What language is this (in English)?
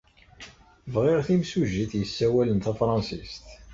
Kabyle